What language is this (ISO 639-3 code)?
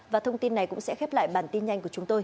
vie